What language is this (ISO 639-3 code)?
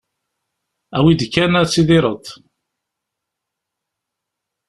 kab